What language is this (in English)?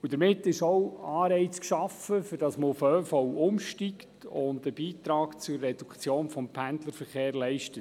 Swiss German